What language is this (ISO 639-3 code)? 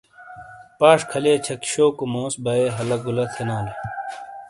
scl